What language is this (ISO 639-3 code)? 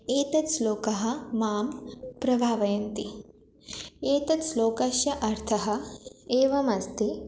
san